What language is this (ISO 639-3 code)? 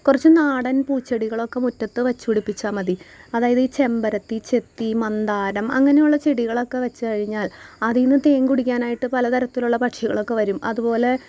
mal